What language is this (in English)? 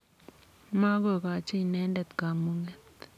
Kalenjin